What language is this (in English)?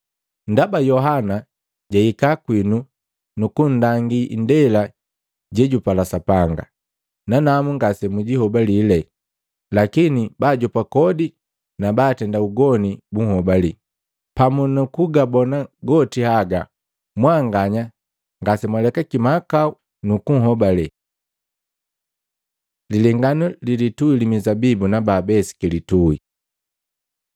Matengo